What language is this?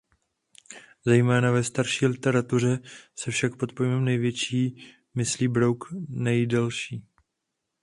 Czech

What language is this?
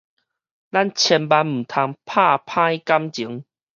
Min Nan Chinese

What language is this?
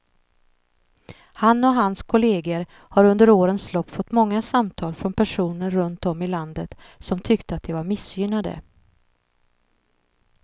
Swedish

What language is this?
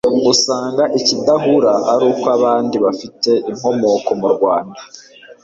Kinyarwanda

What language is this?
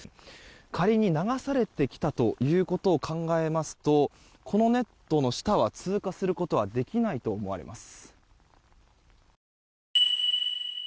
Japanese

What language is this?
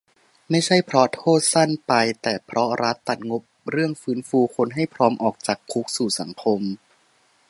Thai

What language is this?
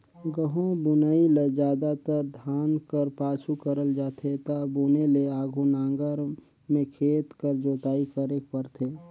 Chhattisgarhi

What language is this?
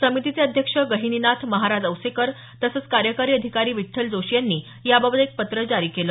Marathi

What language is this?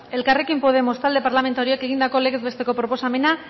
Basque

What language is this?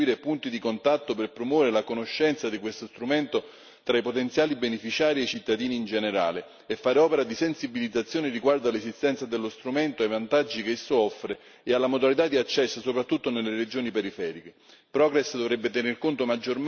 Italian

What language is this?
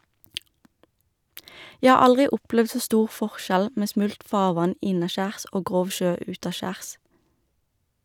Norwegian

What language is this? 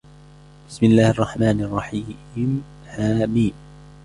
Arabic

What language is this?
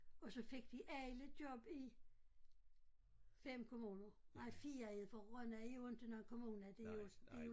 Danish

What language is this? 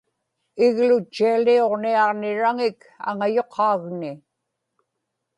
Inupiaq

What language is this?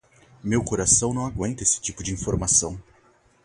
Portuguese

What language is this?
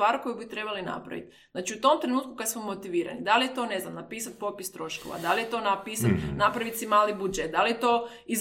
Croatian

